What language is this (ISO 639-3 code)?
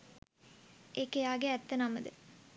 sin